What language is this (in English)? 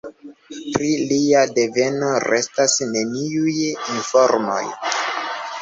Esperanto